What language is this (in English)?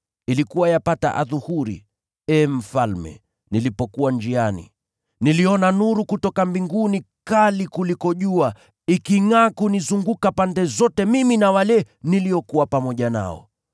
Swahili